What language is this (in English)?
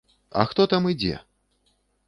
Belarusian